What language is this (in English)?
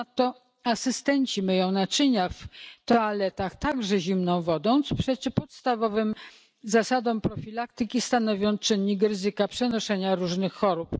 Polish